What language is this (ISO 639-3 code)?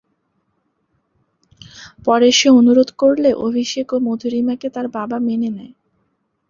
ben